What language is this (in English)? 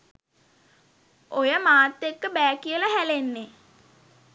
Sinhala